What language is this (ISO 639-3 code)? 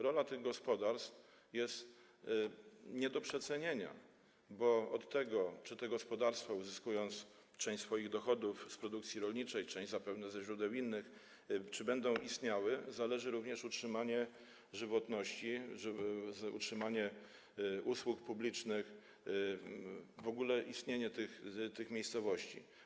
pol